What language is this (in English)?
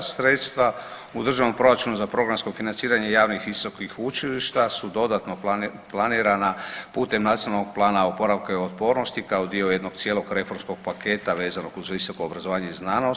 Croatian